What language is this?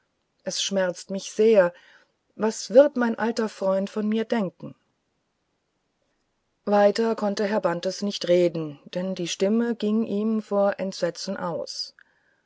German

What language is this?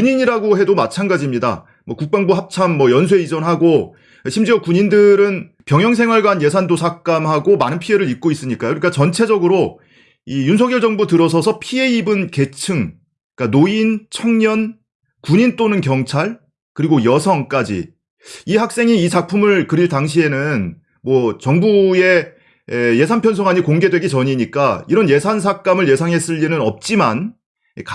Korean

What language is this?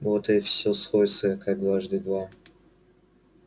Russian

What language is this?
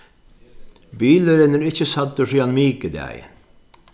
Faroese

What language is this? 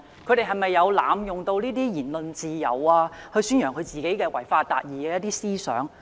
Cantonese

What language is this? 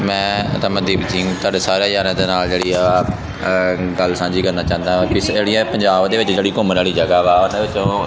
Punjabi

